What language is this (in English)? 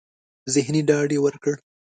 Pashto